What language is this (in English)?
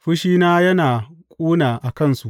Hausa